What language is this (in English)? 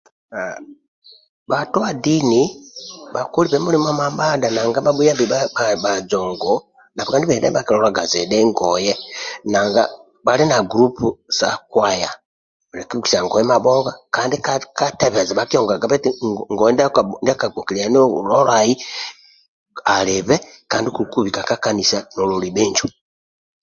Amba (Uganda)